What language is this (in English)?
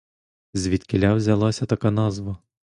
Ukrainian